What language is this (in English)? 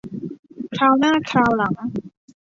Thai